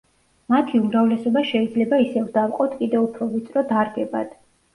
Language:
Georgian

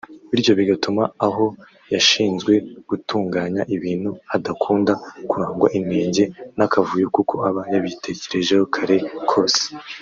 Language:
Kinyarwanda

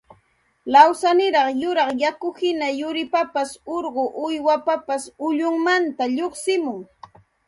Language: Santa Ana de Tusi Pasco Quechua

